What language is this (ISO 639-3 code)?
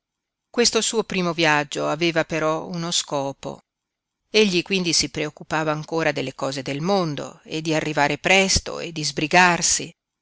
ita